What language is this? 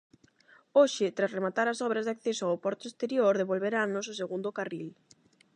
Galician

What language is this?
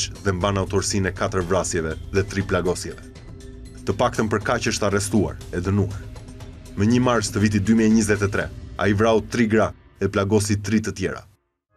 Romanian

